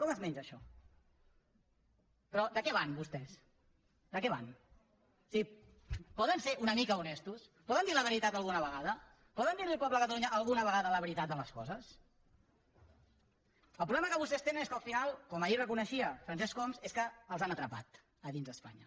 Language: Catalan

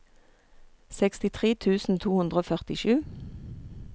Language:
Norwegian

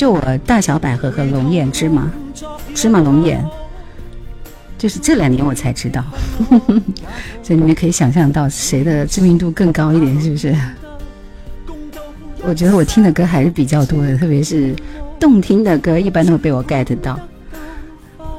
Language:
Chinese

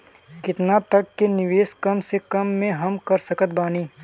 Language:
Bhojpuri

